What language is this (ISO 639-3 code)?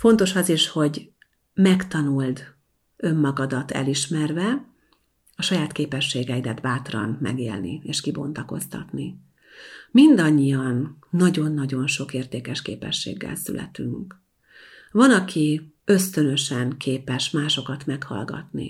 hun